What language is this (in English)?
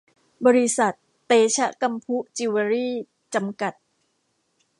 Thai